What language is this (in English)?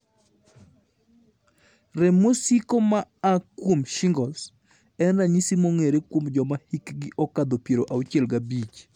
Luo (Kenya and Tanzania)